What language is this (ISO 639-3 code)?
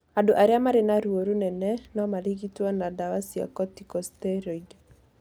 kik